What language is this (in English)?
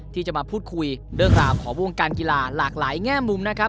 Thai